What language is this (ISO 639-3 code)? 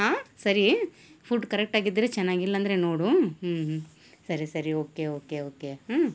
kan